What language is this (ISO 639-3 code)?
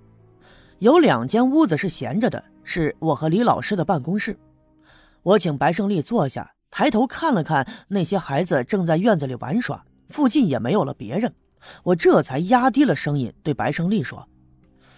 zho